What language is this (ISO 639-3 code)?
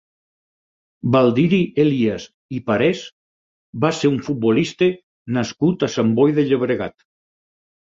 cat